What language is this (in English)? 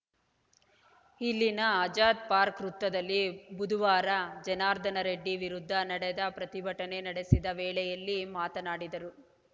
Kannada